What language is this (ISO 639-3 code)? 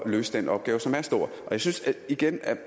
dan